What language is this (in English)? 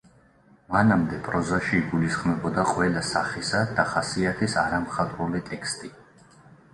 Georgian